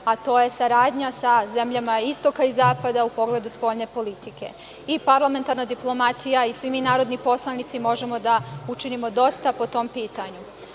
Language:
Serbian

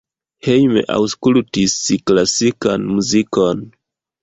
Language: Esperanto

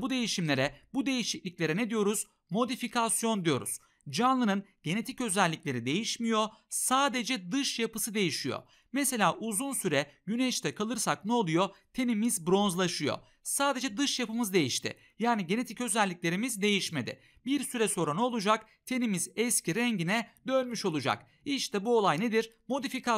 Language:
Turkish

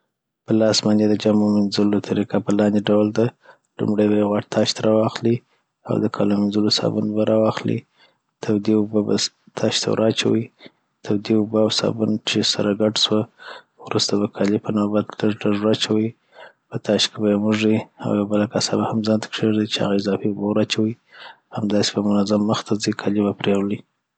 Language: Southern Pashto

